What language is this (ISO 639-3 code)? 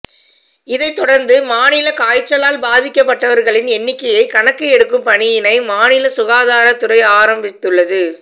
tam